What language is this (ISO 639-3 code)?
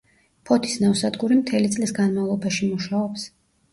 kat